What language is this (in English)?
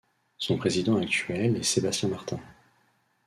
French